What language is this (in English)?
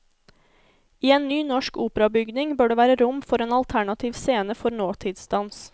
Norwegian